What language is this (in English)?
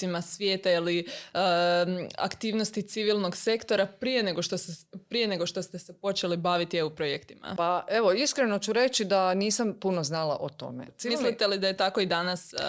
Croatian